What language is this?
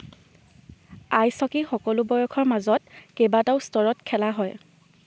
Assamese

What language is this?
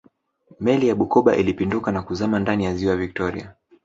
Swahili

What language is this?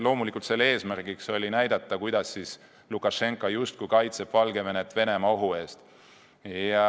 Estonian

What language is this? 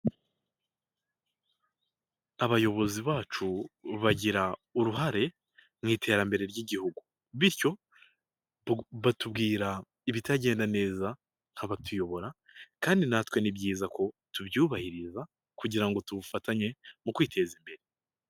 Kinyarwanda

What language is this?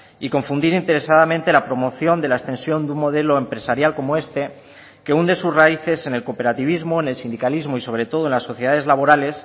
Spanish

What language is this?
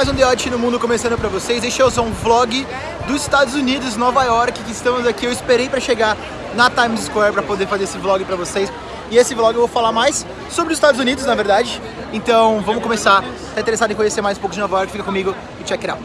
Portuguese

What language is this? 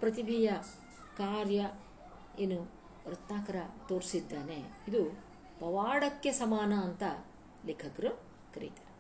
Kannada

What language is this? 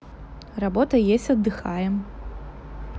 Russian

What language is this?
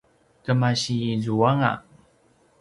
Paiwan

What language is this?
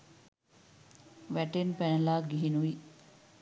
Sinhala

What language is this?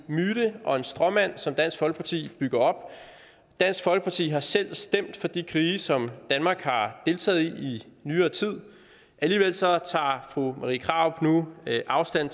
Danish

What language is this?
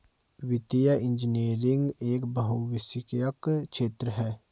Hindi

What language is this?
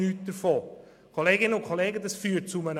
Swiss German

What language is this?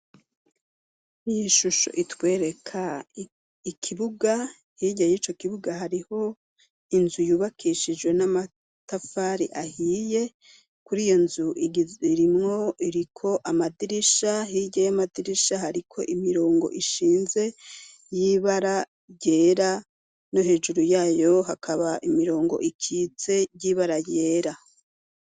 Rundi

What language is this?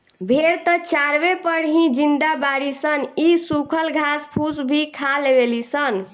Bhojpuri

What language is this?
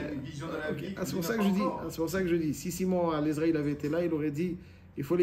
French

